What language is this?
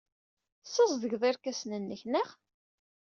Kabyle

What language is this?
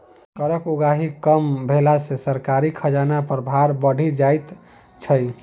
Maithili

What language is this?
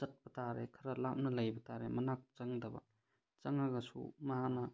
Manipuri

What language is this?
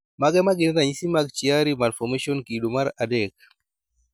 Luo (Kenya and Tanzania)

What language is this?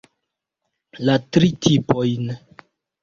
Esperanto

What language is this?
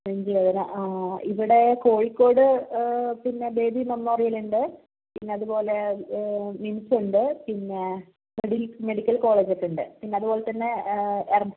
Malayalam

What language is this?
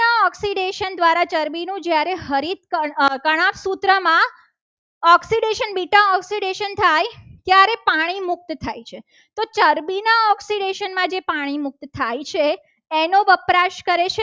Gujarati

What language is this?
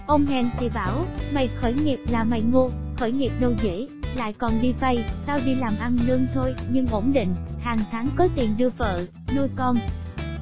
Vietnamese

